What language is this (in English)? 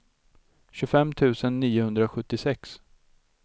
Swedish